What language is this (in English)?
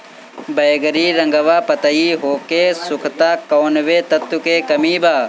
Bhojpuri